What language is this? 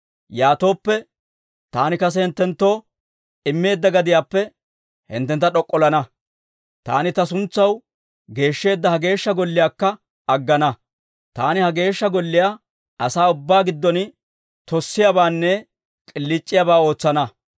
Dawro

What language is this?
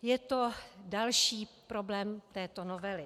Czech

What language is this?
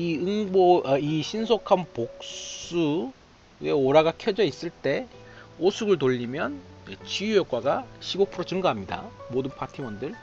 Korean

